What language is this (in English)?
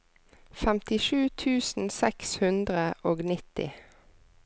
Norwegian